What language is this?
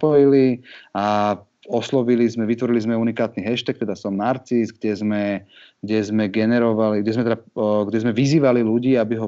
Slovak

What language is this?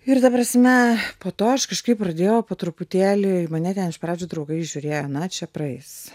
Lithuanian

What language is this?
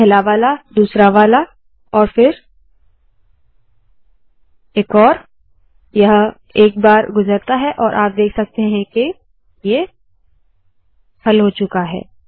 Hindi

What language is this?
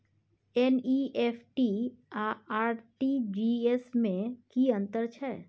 Maithili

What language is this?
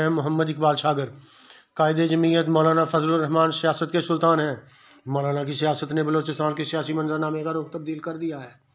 Arabic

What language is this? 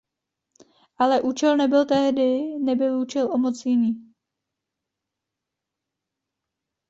Czech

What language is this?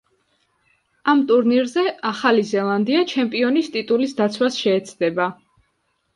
Georgian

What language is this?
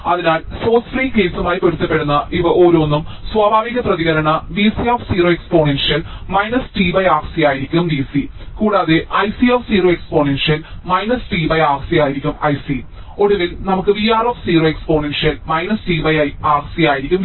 Malayalam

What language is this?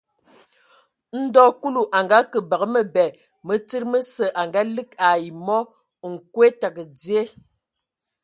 Ewondo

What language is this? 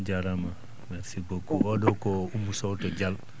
Fula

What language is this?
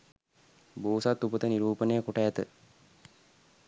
Sinhala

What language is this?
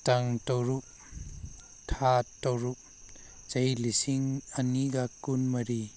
Manipuri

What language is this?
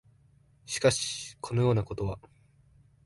Japanese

